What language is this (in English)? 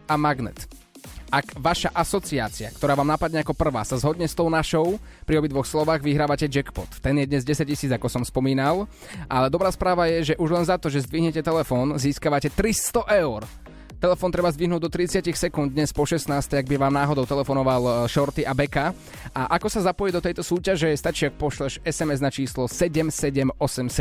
Slovak